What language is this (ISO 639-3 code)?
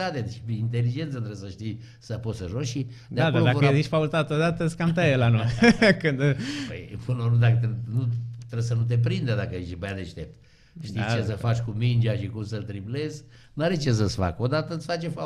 ron